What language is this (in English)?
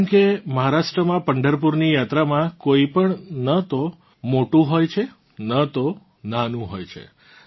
Gujarati